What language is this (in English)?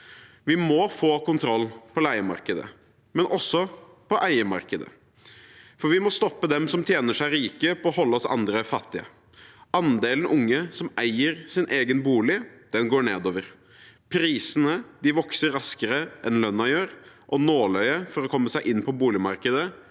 Norwegian